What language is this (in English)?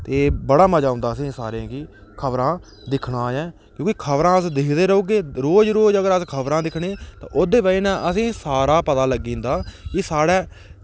Dogri